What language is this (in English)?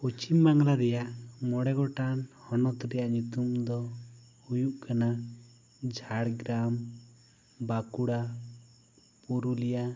Santali